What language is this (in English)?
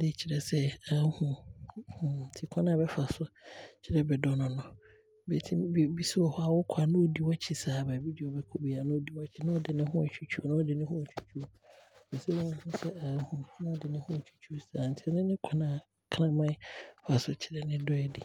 Abron